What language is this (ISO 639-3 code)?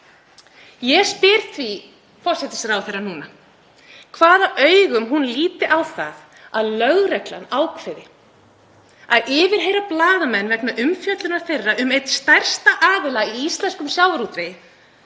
isl